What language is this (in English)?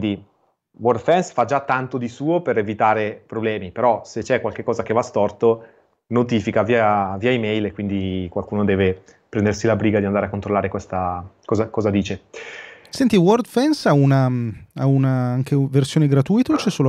Italian